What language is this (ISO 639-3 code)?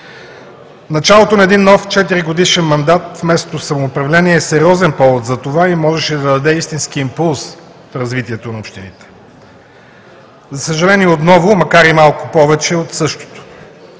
bul